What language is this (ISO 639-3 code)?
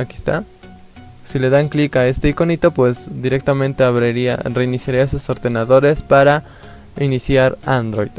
spa